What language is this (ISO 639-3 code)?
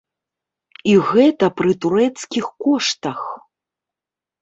bel